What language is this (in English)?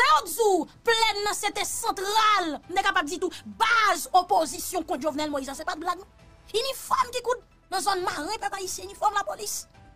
French